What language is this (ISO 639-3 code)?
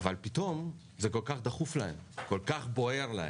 heb